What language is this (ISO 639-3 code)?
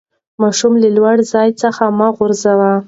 pus